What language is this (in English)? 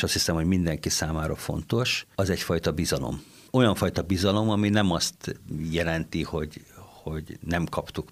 Hungarian